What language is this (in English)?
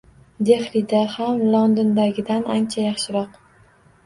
Uzbek